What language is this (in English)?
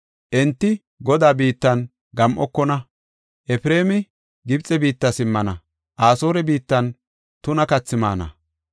Gofa